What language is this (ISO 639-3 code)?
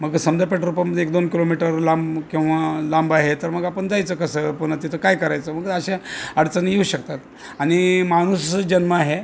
mar